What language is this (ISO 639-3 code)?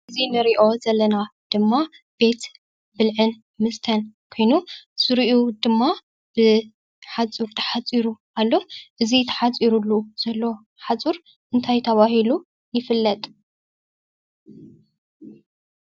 tir